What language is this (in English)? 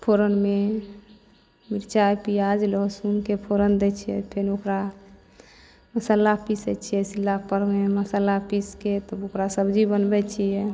Maithili